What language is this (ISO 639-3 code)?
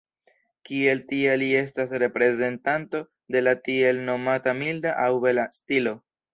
epo